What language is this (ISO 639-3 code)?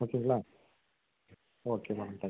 tam